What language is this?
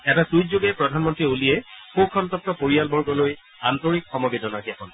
Assamese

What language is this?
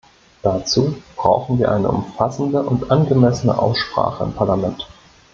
German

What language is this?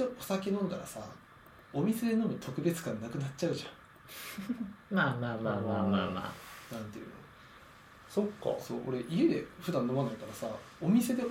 Japanese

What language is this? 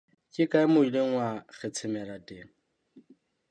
Southern Sotho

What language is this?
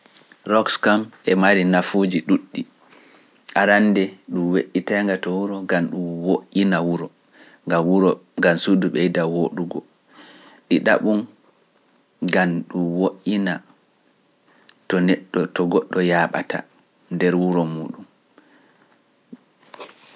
Pular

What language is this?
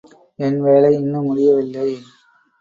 Tamil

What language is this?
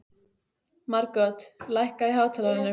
Icelandic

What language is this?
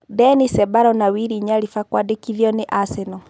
Kikuyu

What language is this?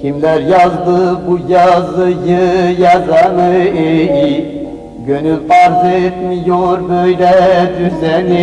Turkish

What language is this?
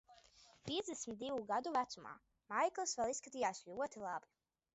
Latvian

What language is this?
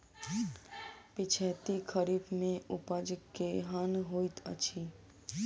Maithili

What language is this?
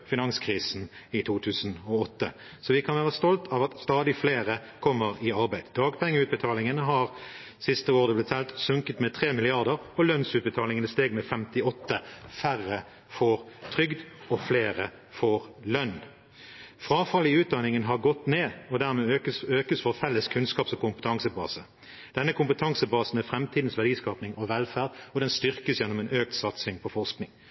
Norwegian Bokmål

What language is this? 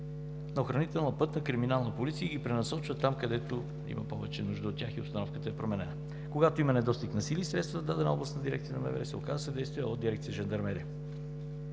Bulgarian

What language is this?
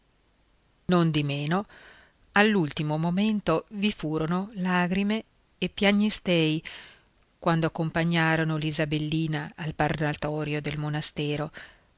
Italian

